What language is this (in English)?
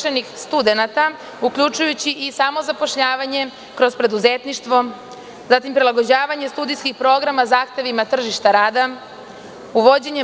Serbian